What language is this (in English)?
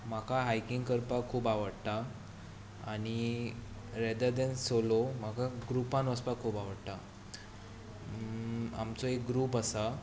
Konkani